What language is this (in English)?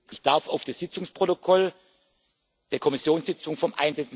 German